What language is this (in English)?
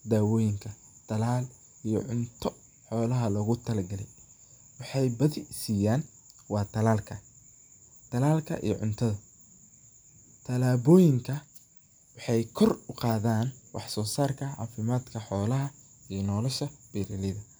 Somali